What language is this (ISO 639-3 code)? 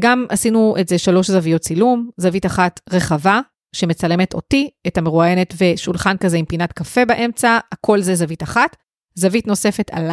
heb